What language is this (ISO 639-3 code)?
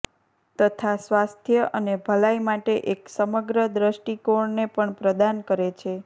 guj